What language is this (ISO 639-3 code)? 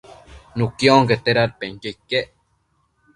mcf